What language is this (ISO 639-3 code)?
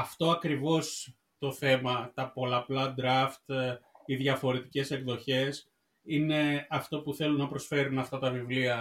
ell